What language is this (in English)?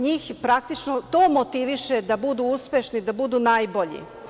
Serbian